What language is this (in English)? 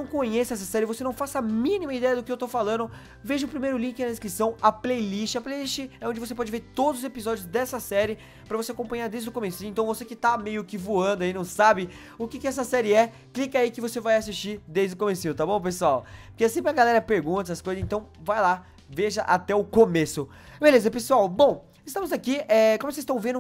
Portuguese